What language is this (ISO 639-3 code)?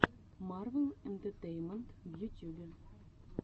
rus